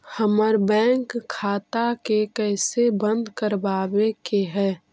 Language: Magahi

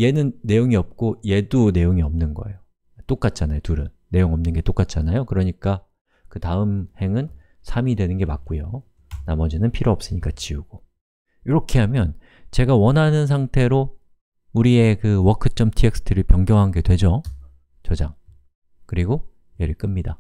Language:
Korean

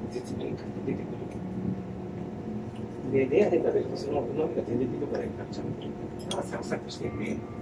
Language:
Japanese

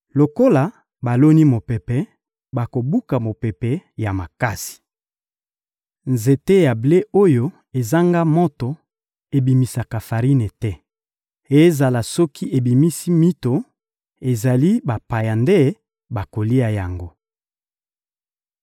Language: Lingala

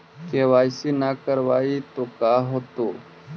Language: Magahi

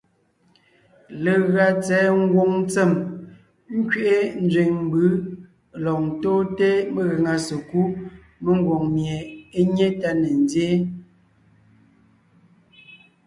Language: Ngiemboon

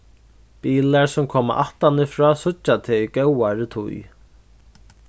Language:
Faroese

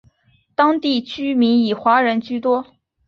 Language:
Chinese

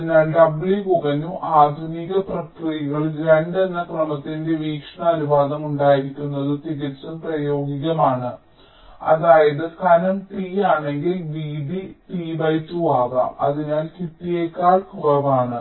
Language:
Malayalam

